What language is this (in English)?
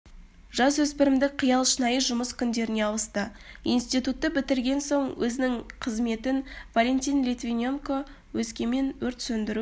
Kazakh